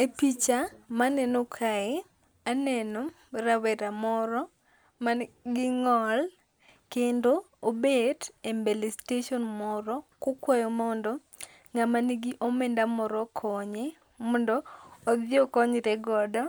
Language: Luo (Kenya and Tanzania)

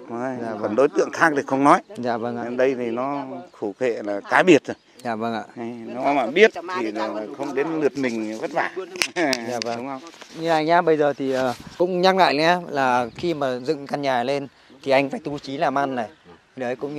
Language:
Vietnamese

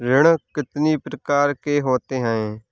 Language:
Hindi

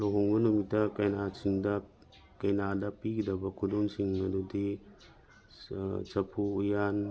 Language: Manipuri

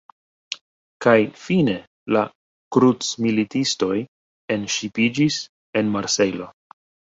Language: Esperanto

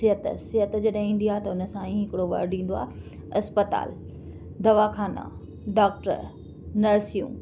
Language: Sindhi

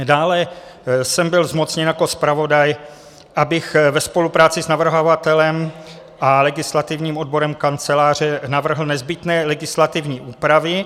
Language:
Czech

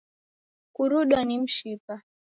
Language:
Taita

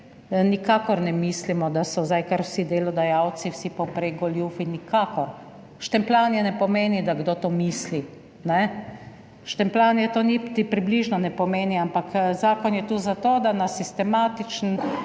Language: Slovenian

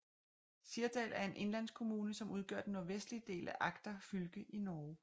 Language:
Danish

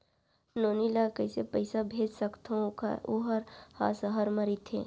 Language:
Chhattisgarhi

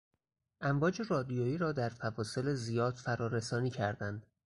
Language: Persian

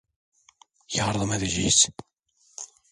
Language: Turkish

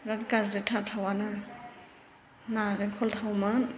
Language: Bodo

